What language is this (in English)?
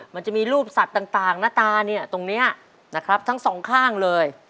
Thai